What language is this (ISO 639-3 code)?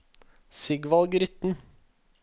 nor